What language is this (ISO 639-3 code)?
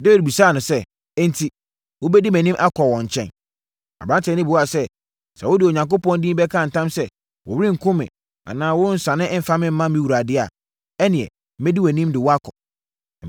aka